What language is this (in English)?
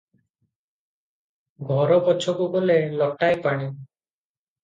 Odia